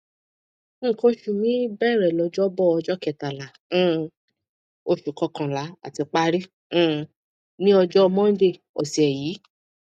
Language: Yoruba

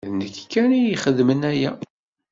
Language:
Kabyle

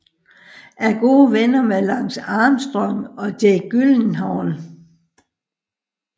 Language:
Danish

